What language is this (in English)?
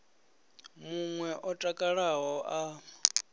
Venda